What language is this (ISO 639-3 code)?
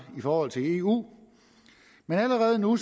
dan